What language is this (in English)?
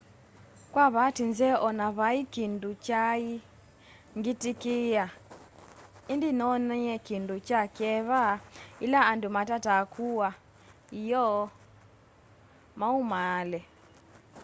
Kamba